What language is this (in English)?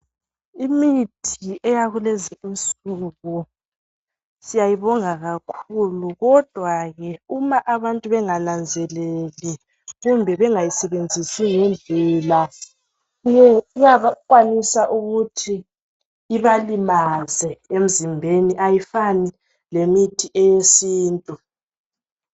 North Ndebele